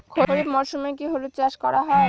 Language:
Bangla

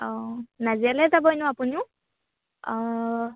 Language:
Assamese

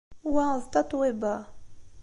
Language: Kabyle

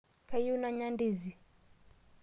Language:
Masai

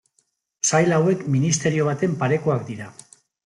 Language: Basque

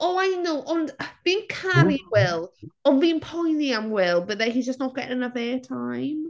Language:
Welsh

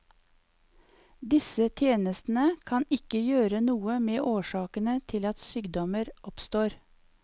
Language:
Norwegian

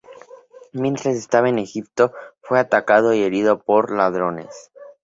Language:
Spanish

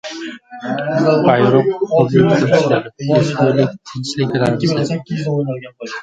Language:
Uzbek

